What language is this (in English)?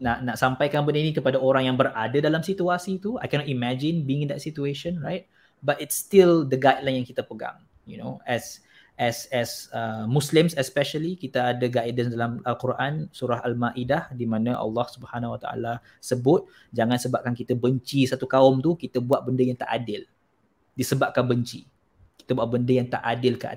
Malay